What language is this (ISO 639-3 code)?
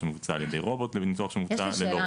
heb